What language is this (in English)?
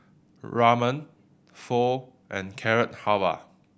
English